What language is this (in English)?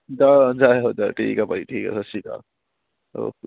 Punjabi